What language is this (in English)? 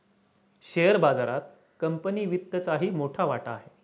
Marathi